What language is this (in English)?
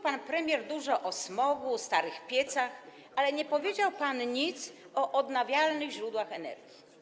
Polish